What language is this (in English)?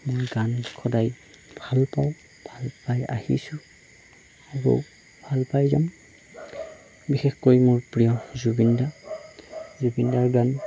Assamese